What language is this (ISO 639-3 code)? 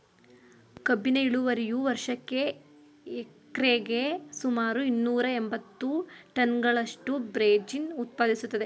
kan